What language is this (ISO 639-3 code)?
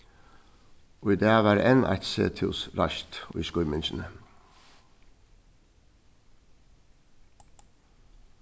fao